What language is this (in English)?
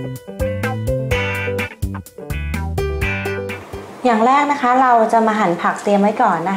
Thai